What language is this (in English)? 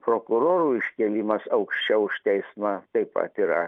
Lithuanian